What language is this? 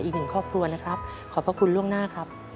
Thai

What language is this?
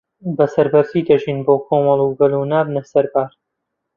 Central Kurdish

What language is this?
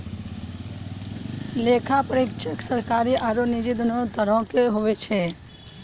Maithili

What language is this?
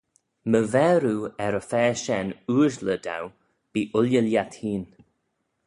Manx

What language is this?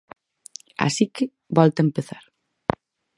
Galician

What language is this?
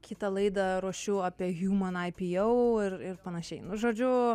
Lithuanian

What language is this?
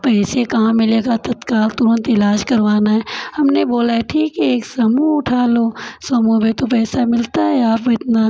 Hindi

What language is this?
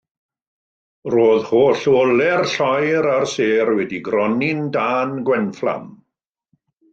Welsh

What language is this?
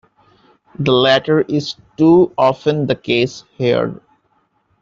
English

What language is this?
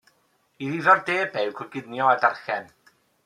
Welsh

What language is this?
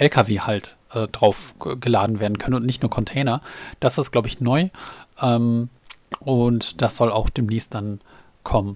German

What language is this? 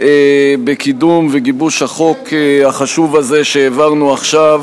Hebrew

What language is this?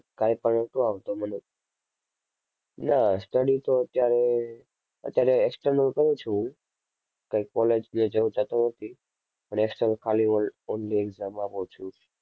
Gujarati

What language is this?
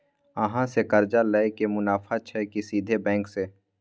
Maithili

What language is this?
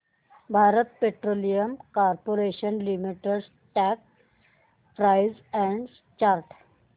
Marathi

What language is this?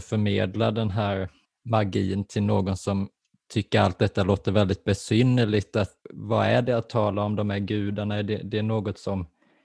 Swedish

